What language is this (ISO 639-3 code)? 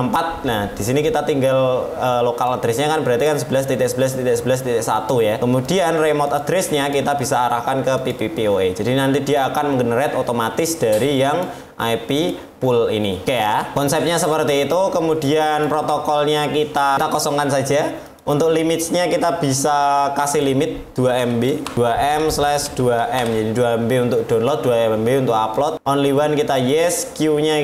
ind